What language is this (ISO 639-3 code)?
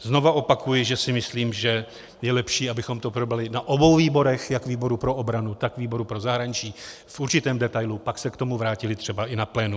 ces